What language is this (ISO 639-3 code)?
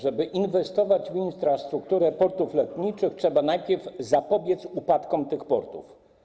pol